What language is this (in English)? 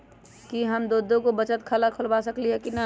Magahi